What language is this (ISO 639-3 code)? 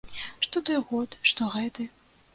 bel